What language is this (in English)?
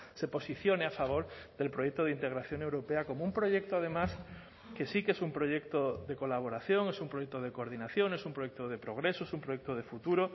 Spanish